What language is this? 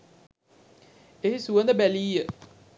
Sinhala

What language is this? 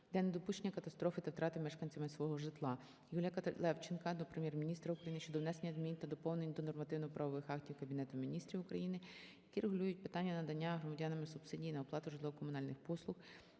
Ukrainian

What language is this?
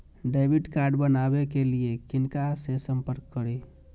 Maithili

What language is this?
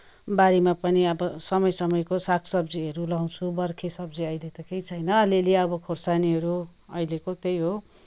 Nepali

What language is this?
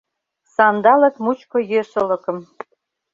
Mari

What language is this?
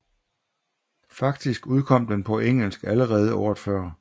Danish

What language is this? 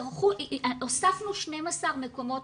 Hebrew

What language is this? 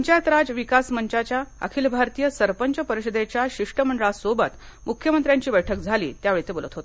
Marathi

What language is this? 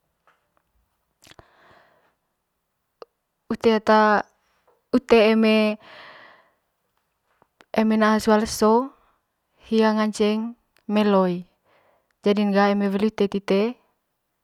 Manggarai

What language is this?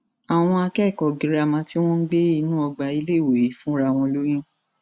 Yoruba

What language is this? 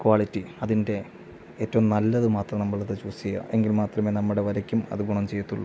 Malayalam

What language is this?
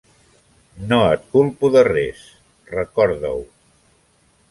Catalan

